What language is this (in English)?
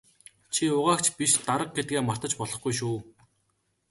Mongolian